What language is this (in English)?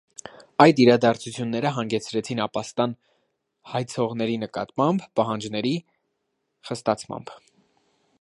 Armenian